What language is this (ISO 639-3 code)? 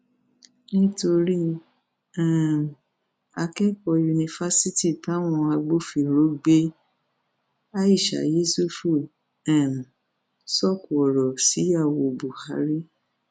yor